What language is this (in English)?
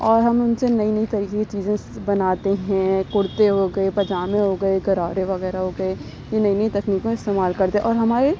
Urdu